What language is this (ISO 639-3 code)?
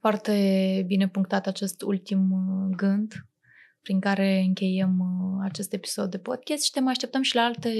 ron